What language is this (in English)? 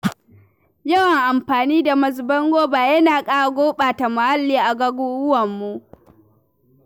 Hausa